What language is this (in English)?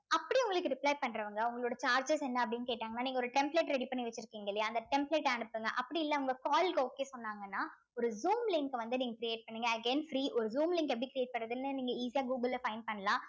Tamil